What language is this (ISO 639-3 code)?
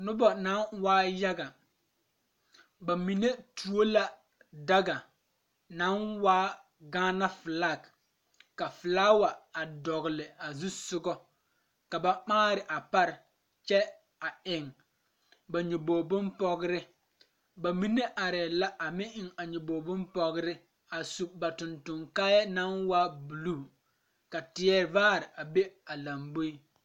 dga